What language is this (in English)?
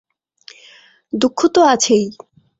Bangla